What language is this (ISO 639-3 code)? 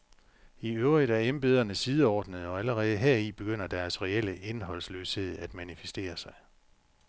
dan